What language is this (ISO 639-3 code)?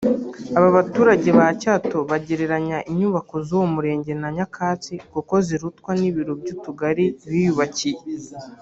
kin